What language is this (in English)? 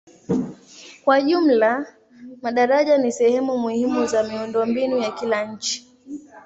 Swahili